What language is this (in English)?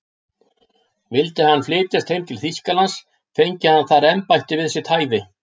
Icelandic